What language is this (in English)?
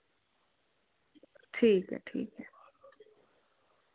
Dogri